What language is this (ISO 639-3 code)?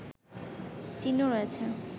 ben